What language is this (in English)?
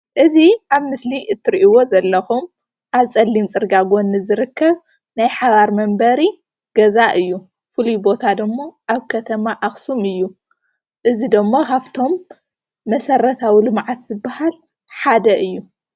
Tigrinya